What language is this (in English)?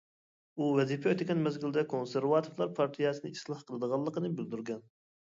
Uyghur